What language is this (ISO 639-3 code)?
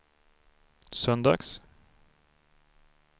swe